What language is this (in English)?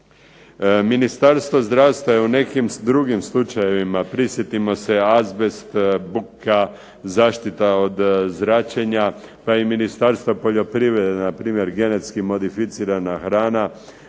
Croatian